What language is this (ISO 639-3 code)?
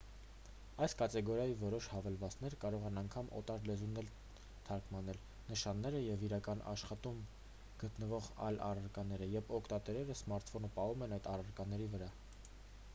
hye